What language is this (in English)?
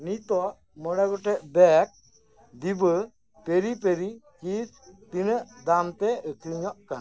Santali